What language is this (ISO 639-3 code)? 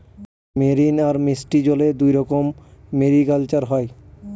ben